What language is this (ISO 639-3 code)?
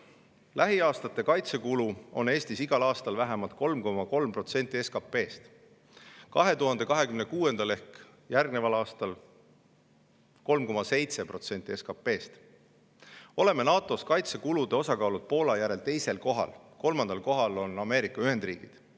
est